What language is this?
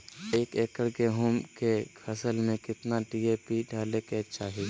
Magahi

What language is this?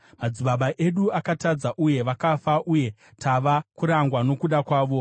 Shona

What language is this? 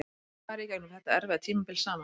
Icelandic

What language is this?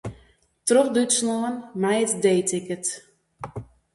Western Frisian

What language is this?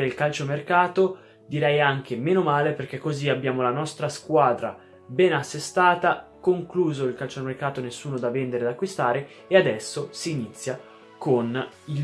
Italian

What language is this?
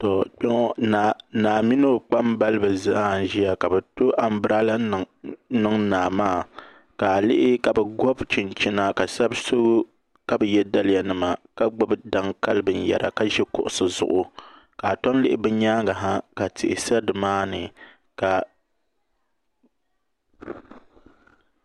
Dagbani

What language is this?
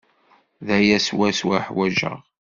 Kabyle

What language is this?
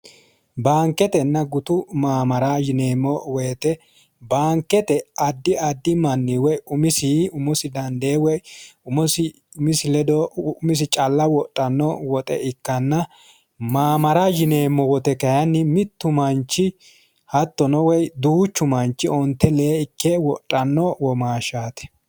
Sidamo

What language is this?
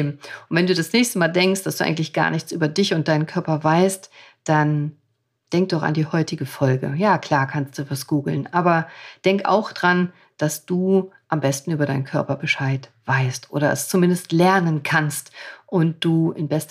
German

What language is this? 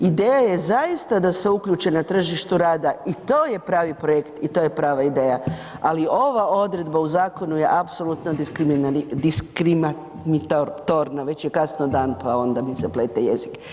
Croatian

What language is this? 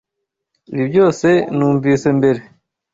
Kinyarwanda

